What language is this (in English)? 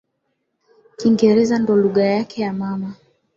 Swahili